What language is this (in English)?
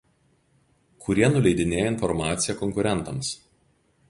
Lithuanian